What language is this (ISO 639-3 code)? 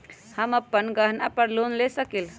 mag